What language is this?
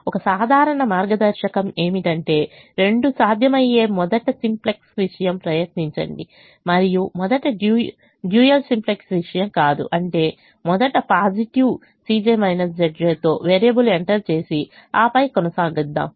Telugu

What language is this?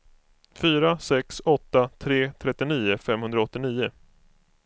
Swedish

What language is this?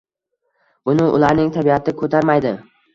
Uzbek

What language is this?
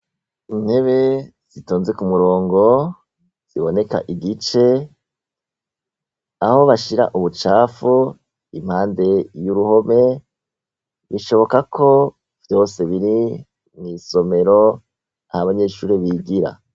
Rundi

